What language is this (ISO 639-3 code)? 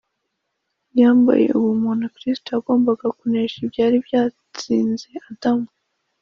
kin